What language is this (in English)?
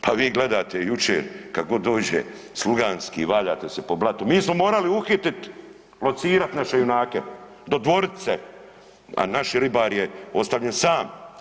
Croatian